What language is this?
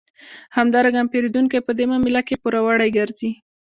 Pashto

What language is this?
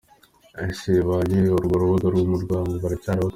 Kinyarwanda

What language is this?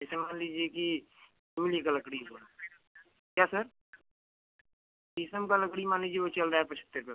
Hindi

